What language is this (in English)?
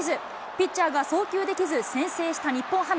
Japanese